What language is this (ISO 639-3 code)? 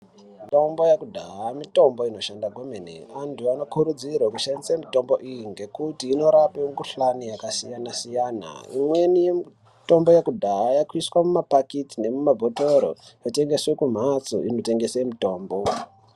ndc